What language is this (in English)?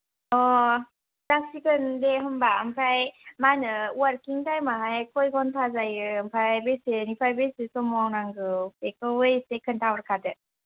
Bodo